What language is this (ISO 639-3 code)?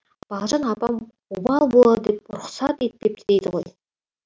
kaz